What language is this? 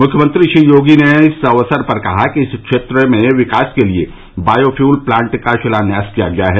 Hindi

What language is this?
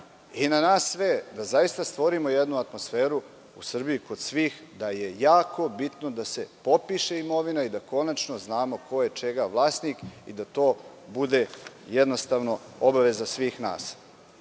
Serbian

